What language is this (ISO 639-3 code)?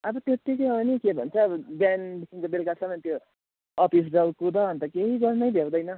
nep